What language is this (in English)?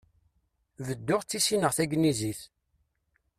Kabyle